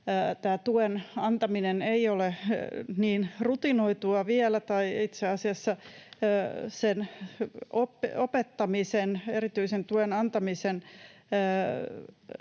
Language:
Finnish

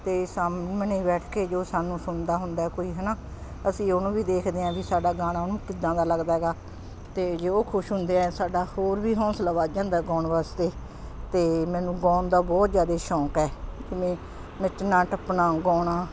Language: Punjabi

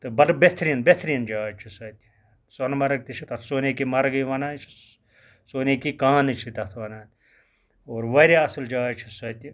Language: Kashmiri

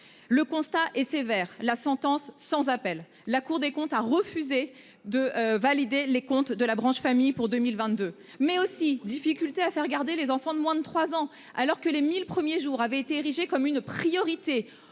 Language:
French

